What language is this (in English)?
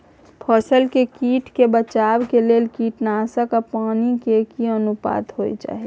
Maithili